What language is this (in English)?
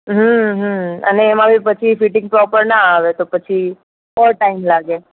Gujarati